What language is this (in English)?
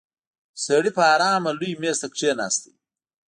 Pashto